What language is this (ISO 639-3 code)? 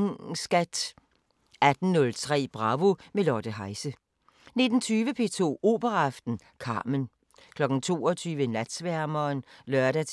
dan